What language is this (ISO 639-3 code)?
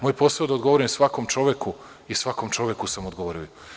srp